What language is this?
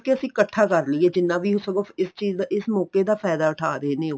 Punjabi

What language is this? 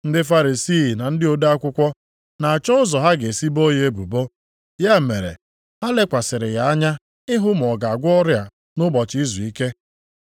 Igbo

